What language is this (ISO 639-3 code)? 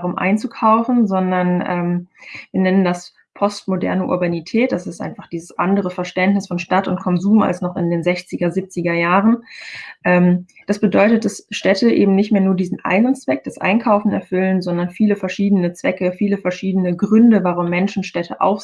deu